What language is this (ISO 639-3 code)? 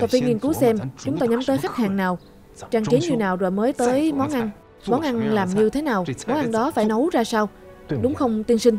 vie